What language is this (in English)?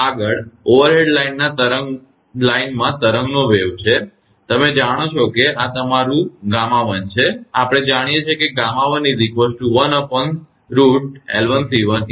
Gujarati